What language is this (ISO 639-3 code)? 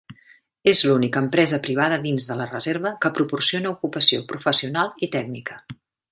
cat